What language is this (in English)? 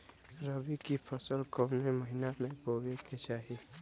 Bhojpuri